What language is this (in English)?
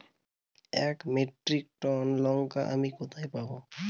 Bangla